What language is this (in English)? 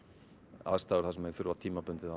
Icelandic